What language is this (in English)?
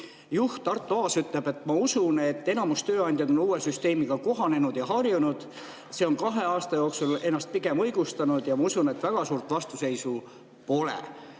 Estonian